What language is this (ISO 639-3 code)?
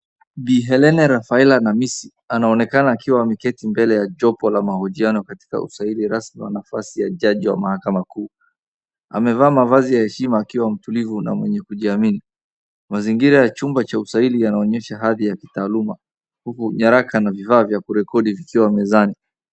swa